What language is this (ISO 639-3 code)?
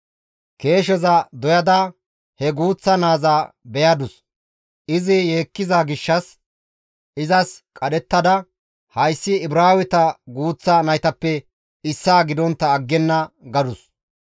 gmv